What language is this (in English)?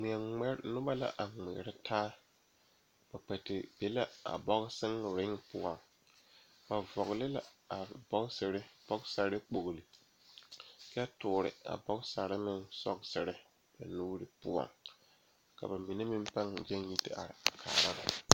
Southern Dagaare